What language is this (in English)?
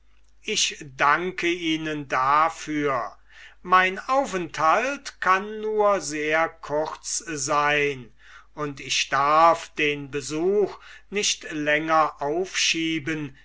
German